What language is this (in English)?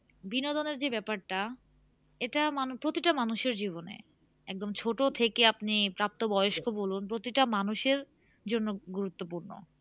Bangla